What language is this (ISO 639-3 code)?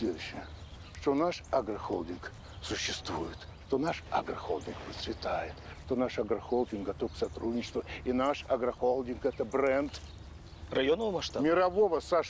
rus